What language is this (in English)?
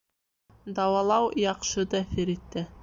Bashkir